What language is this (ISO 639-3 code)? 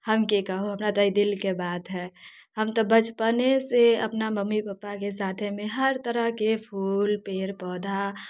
mai